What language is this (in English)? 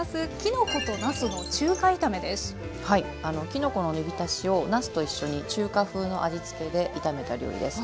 Japanese